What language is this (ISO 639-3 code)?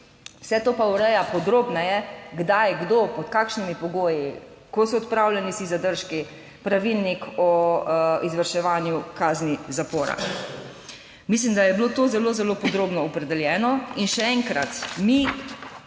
slv